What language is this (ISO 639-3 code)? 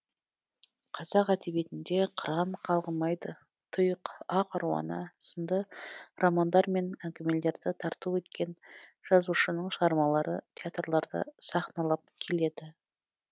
kaz